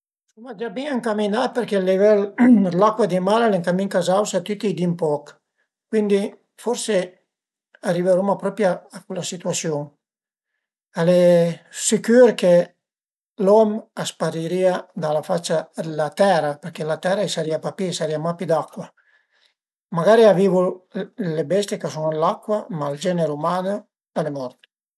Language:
Piedmontese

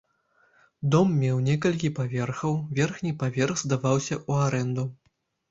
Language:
Belarusian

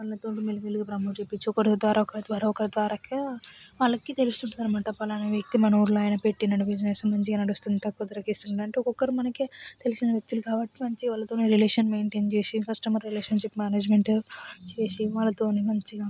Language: Telugu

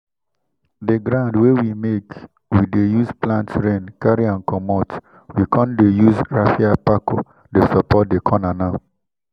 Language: Nigerian Pidgin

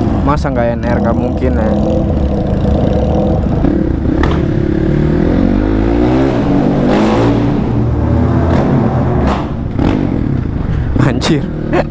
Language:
Indonesian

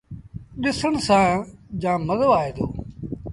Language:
Sindhi Bhil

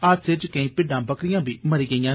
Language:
Dogri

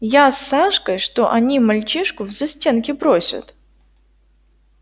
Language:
Russian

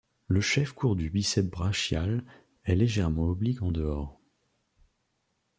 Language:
French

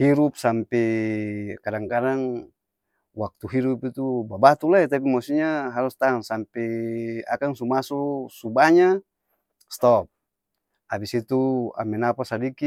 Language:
Ambonese Malay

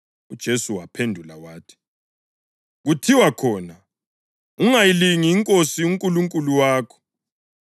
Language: North Ndebele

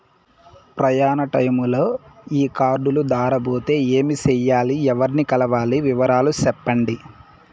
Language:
Telugu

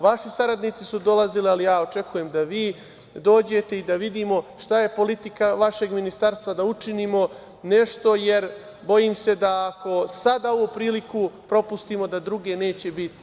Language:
Serbian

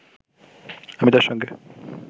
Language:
Bangla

